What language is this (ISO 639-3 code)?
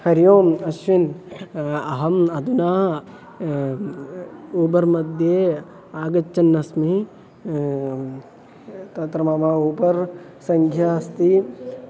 san